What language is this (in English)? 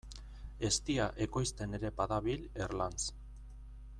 Basque